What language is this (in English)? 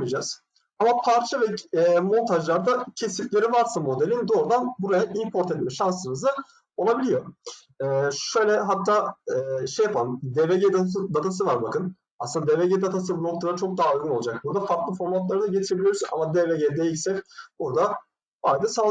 Turkish